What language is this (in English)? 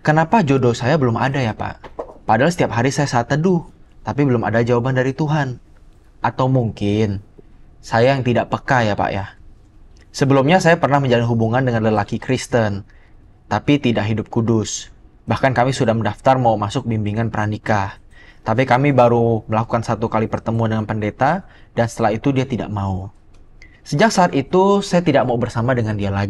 Indonesian